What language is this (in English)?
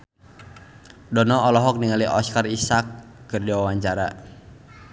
Sundanese